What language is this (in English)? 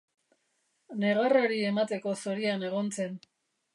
Basque